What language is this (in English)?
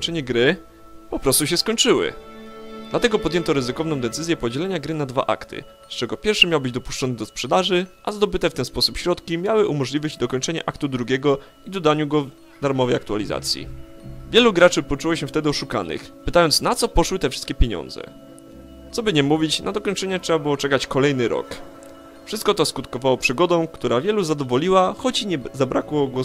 Polish